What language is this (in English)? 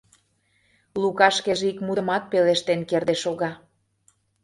Mari